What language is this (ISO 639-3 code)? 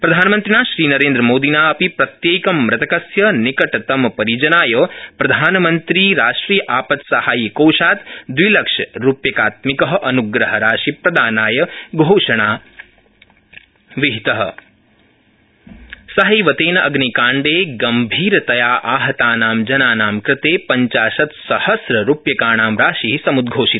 san